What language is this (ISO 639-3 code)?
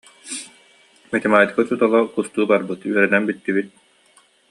sah